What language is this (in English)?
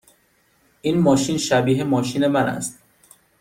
Persian